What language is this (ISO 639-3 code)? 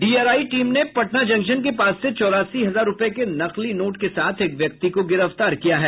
hin